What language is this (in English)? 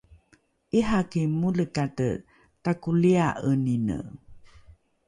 Rukai